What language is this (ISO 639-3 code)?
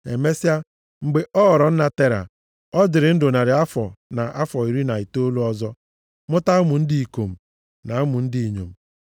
ibo